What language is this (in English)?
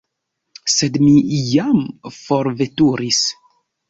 Esperanto